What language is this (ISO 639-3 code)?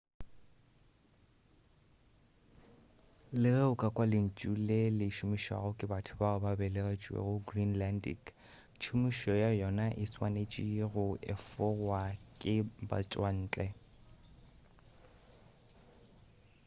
nso